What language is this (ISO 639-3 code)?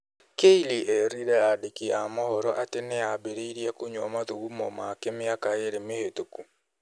kik